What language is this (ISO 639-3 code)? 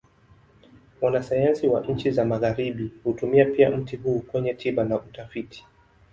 swa